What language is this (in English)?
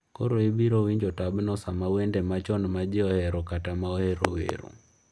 Luo (Kenya and Tanzania)